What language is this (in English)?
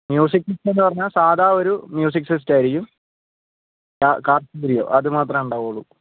Malayalam